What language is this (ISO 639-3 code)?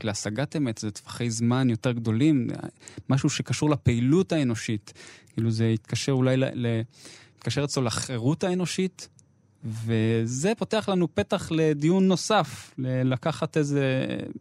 heb